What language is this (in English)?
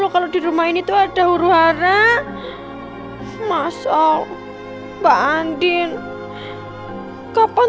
Indonesian